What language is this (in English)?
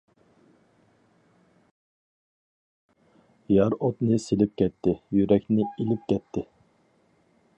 Uyghur